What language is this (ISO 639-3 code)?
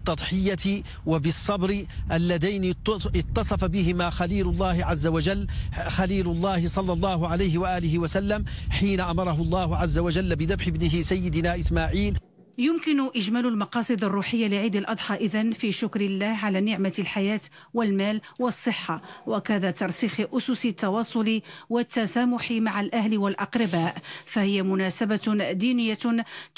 ara